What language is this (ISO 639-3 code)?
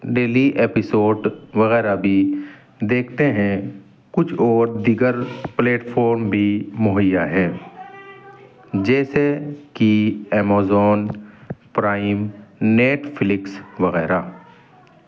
urd